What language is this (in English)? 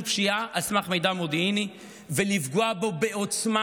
Hebrew